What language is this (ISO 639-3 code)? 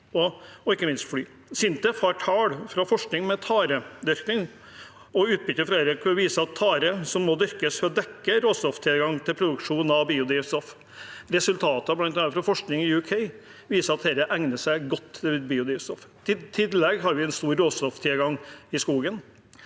nor